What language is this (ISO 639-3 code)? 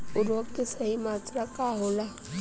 bho